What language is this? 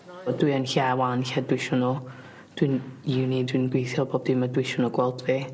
Welsh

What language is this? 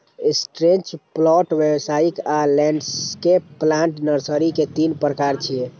Maithili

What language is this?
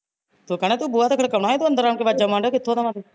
Punjabi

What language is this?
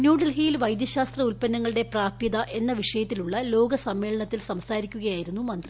Malayalam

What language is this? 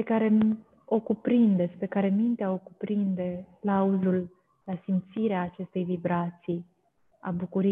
Romanian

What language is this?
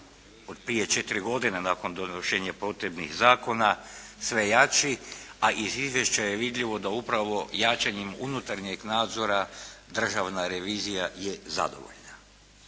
Croatian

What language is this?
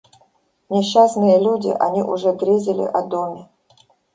Russian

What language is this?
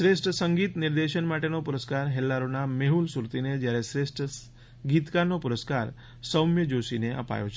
Gujarati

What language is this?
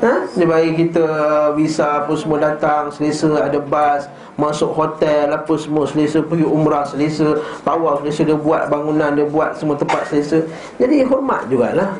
Malay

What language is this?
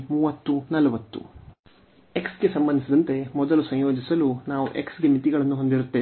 Kannada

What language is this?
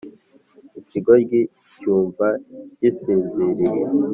Kinyarwanda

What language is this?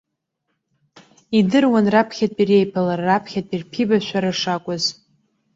Abkhazian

